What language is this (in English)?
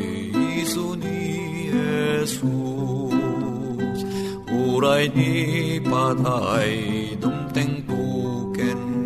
Filipino